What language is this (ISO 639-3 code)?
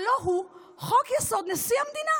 heb